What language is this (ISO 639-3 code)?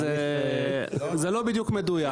heb